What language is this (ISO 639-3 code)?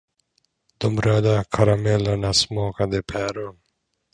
swe